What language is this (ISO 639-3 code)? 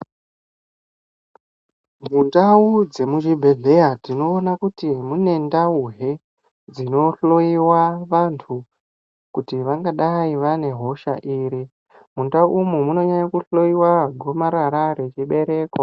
ndc